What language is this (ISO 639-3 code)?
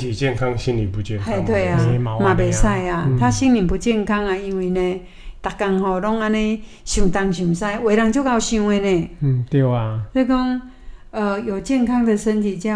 zho